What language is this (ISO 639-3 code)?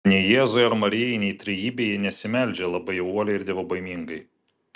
lit